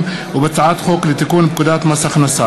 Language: Hebrew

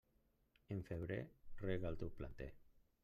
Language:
Catalan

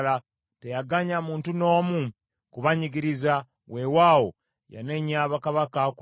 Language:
Ganda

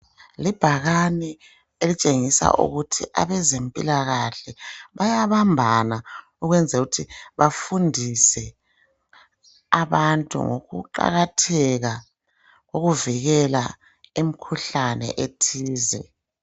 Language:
North Ndebele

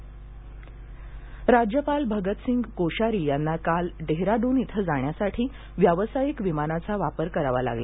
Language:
Marathi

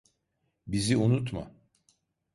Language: Turkish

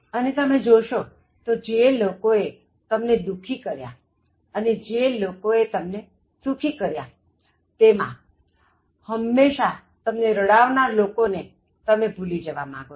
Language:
Gujarati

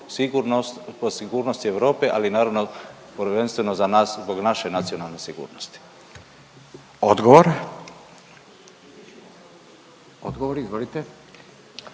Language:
Croatian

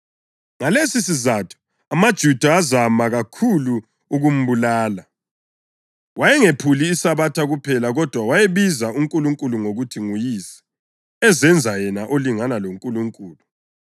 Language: North Ndebele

